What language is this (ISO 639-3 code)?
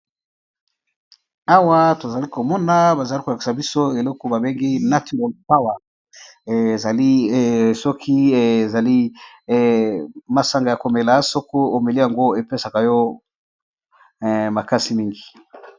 lin